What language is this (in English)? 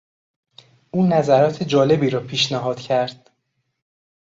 Persian